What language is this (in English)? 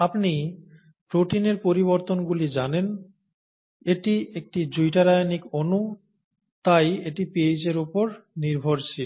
Bangla